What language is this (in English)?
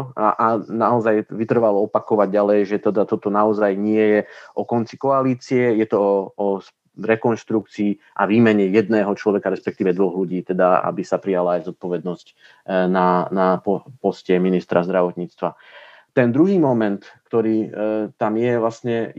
Slovak